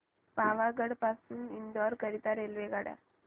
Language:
Marathi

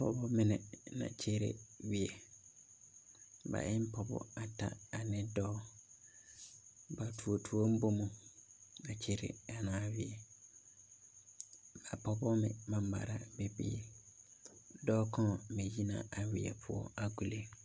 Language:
Southern Dagaare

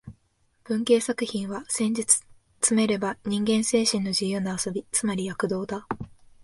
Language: Japanese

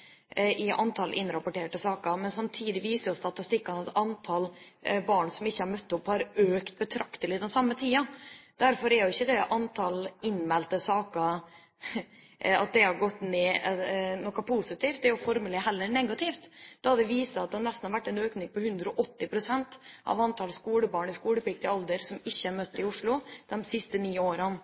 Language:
Norwegian Bokmål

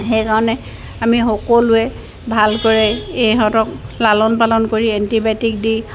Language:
Assamese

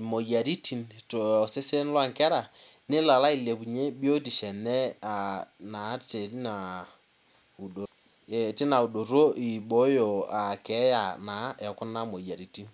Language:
Masai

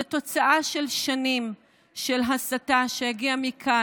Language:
Hebrew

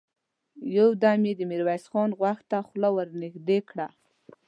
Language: Pashto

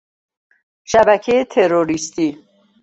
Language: Persian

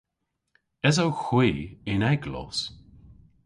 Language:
Cornish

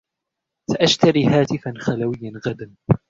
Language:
Arabic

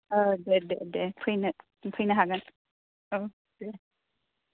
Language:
Bodo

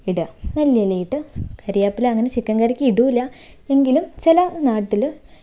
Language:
Malayalam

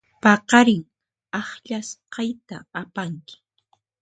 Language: Puno Quechua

